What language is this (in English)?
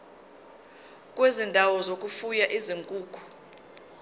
Zulu